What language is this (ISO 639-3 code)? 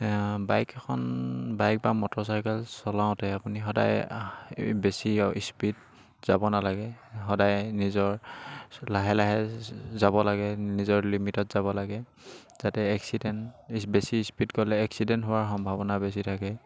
asm